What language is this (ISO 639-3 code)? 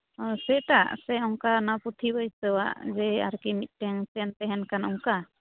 sat